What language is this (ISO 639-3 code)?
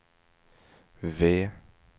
swe